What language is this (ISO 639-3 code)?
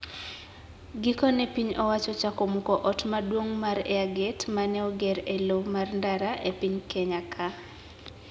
luo